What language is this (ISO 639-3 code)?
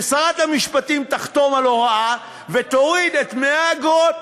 heb